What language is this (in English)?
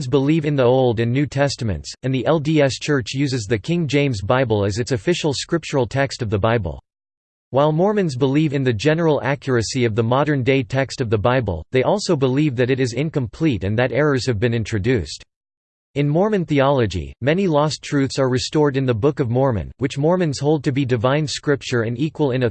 English